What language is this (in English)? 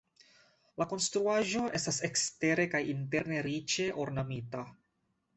Esperanto